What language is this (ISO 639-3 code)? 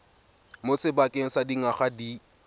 tsn